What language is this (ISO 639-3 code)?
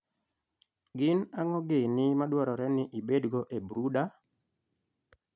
luo